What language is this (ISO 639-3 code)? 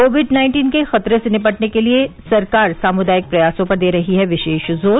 hin